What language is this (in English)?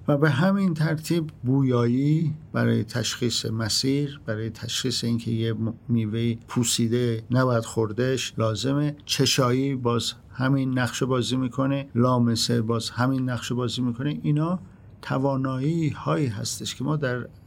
Persian